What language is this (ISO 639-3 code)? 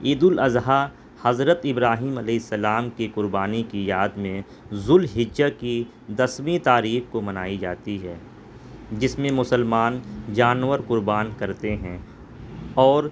urd